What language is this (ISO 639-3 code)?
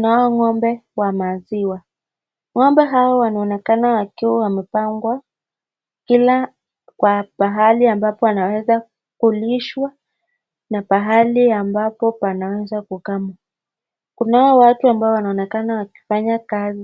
swa